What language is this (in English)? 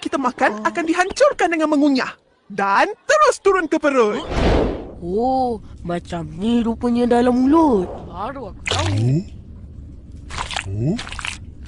Malay